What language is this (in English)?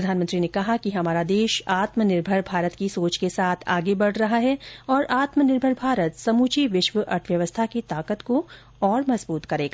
Hindi